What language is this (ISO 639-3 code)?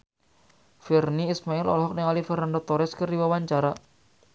sun